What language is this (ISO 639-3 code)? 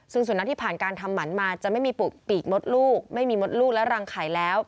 tha